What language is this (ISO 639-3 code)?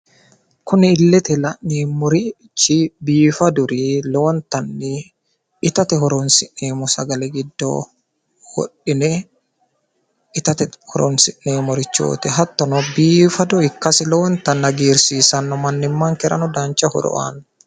sid